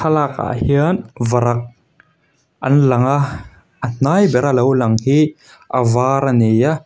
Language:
Mizo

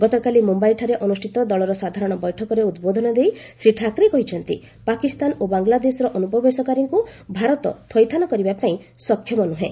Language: Odia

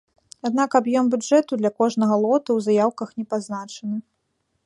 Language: Belarusian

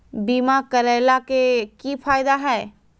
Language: Magahi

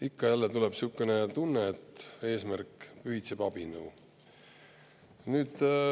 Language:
Estonian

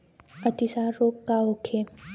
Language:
Bhojpuri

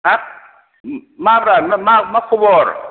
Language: Bodo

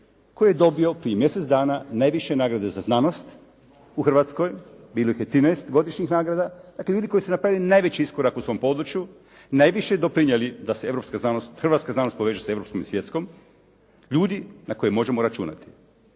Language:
Croatian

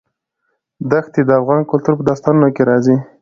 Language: Pashto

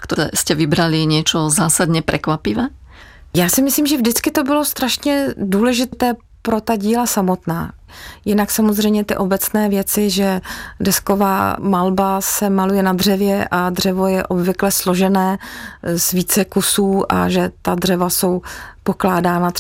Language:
Czech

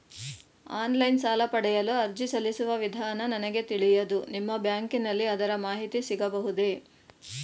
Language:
Kannada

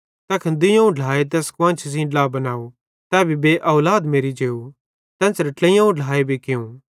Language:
Bhadrawahi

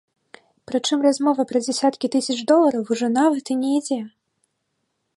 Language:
Belarusian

